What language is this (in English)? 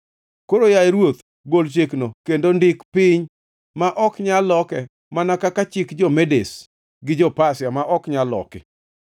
Luo (Kenya and Tanzania)